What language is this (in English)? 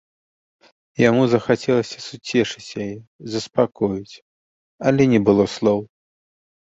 Belarusian